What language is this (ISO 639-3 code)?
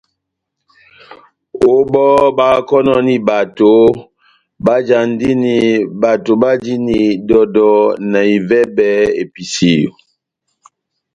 bnm